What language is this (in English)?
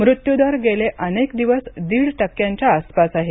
Marathi